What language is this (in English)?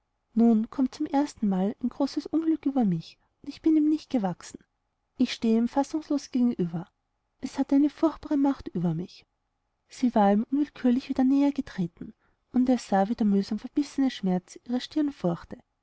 German